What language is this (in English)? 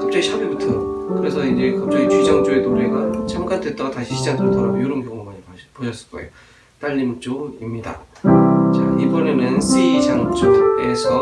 Korean